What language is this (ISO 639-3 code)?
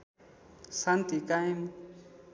nep